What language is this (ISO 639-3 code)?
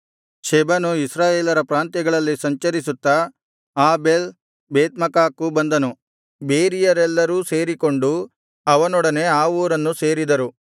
kan